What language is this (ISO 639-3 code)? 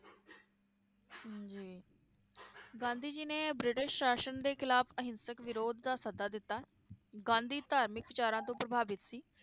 pan